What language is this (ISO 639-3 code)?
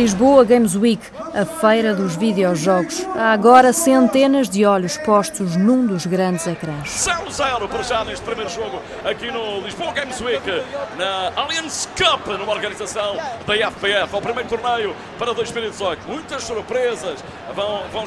por